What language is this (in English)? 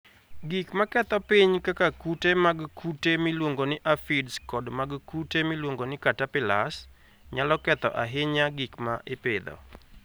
Luo (Kenya and Tanzania)